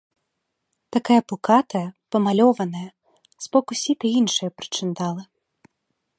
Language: Belarusian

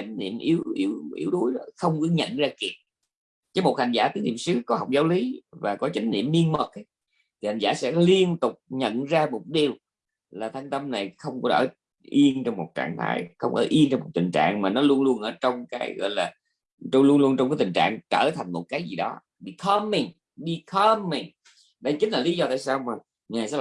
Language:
Vietnamese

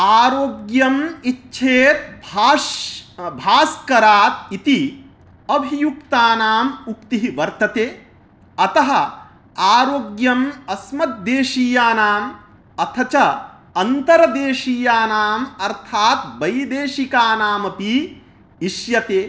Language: Sanskrit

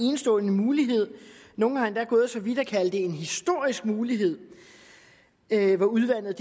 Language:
Danish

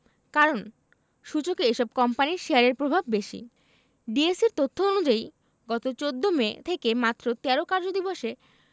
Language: Bangla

